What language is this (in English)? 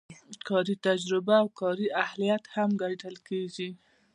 Pashto